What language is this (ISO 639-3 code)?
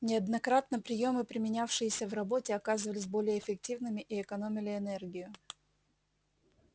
rus